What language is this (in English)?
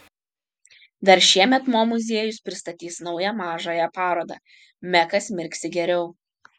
Lithuanian